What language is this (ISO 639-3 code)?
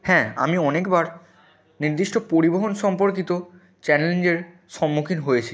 ben